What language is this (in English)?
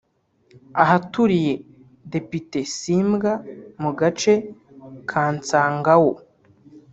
Kinyarwanda